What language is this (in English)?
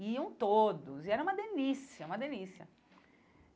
Portuguese